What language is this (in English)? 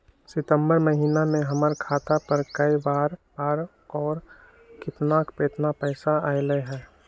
Magahi